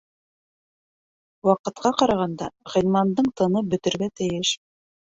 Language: Bashkir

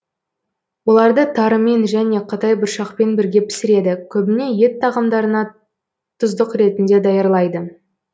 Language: Kazakh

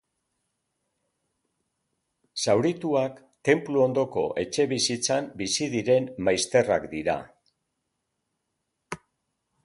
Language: Basque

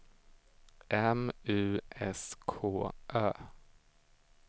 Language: Swedish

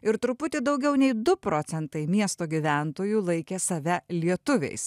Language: Lithuanian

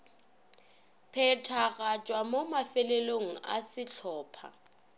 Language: Northern Sotho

